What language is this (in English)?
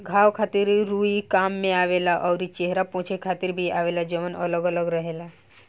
Bhojpuri